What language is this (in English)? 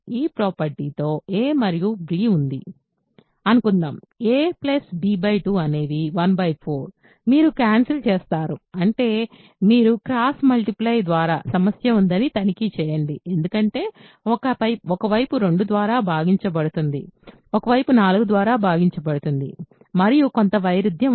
Telugu